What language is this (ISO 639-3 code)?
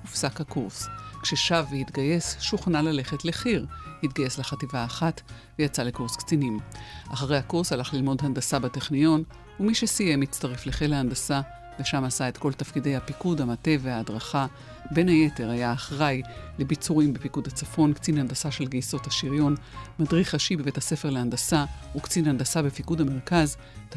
heb